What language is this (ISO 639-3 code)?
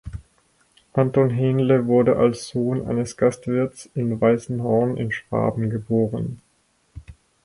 deu